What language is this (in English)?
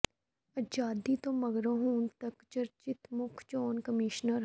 Punjabi